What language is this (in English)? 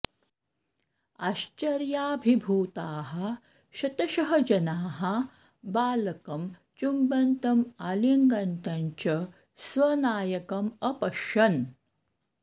Sanskrit